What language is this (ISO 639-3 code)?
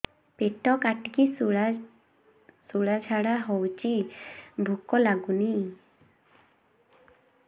ori